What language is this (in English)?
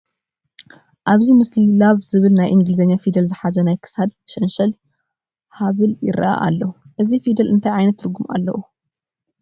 Tigrinya